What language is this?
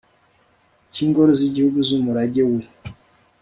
Kinyarwanda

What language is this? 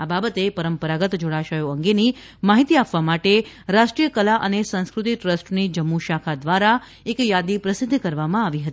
Gujarati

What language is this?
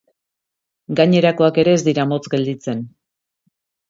Basque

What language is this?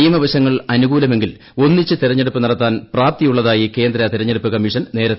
Malayalam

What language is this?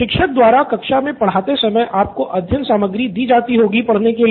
Hindi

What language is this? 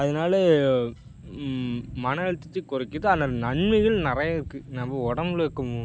Tamil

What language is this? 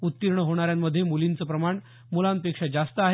Marathi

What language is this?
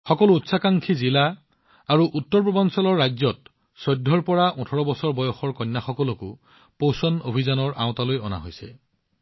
Assamese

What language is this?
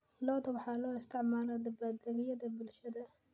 Somali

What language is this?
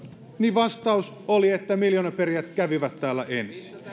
Finnish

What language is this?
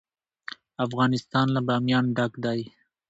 Pashto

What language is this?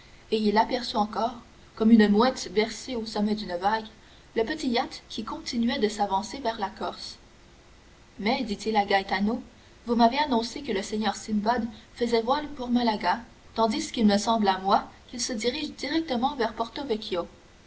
French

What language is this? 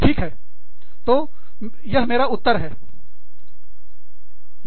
Hindi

